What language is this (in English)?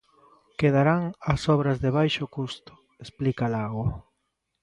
Galician